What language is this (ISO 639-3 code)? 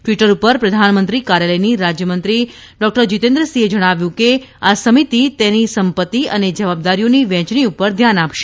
guj